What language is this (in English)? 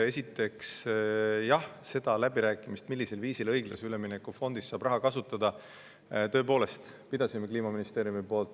Estonian